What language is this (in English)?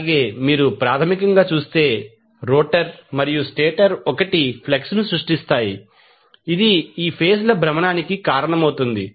Telugu